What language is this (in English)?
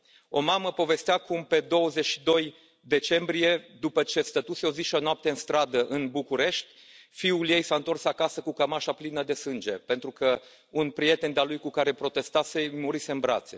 Romanian